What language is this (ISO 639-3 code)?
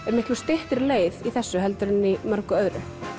isl